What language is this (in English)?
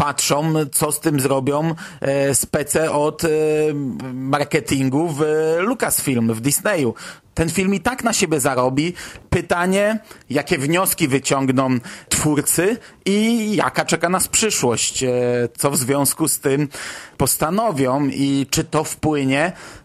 Polish